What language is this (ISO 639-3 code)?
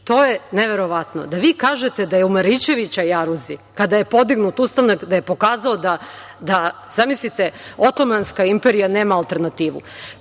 srp